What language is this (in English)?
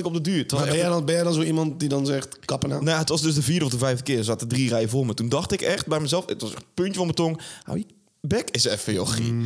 Dutch